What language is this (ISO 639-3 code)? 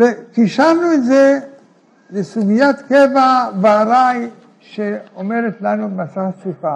heb